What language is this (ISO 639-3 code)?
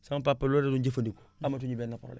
wol